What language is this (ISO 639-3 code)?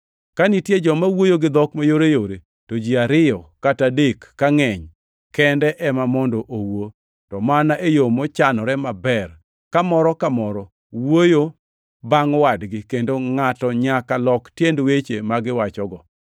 luo